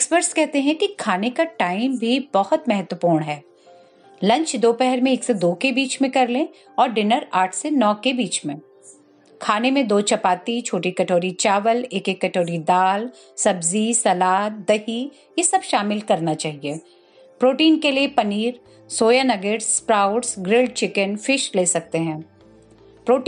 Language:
Hindi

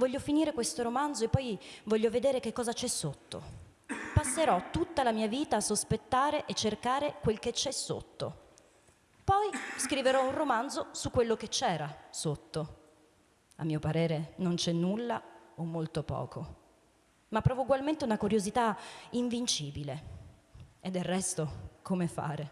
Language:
Italian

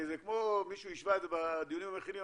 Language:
Hebrew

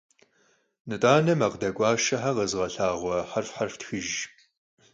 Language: Kabardian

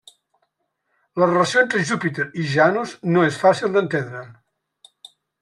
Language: Catalan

